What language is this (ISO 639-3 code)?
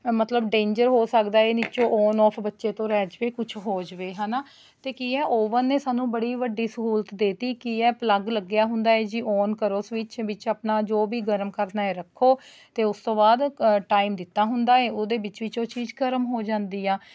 pan